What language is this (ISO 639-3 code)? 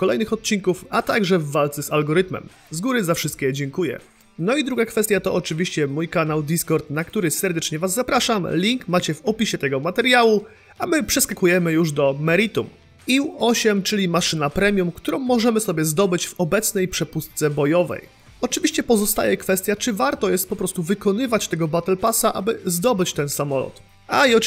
pol